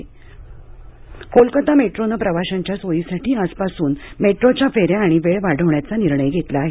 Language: Marathi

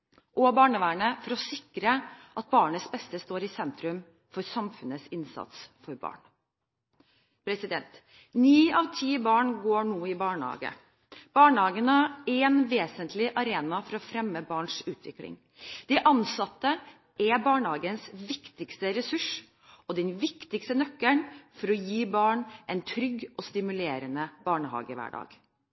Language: Norwegian Bokmål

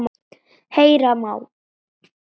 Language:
Icelandic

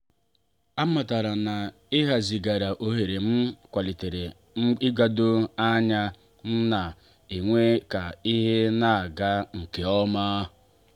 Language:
Igbo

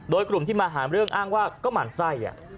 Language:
Thai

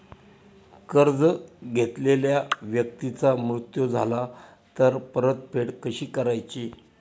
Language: Marathi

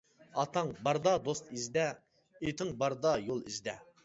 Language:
Uyghur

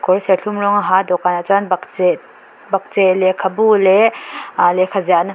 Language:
Mizo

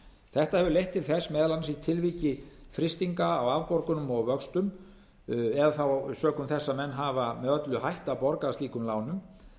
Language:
Icelandic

